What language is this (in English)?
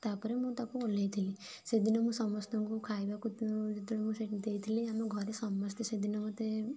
Odia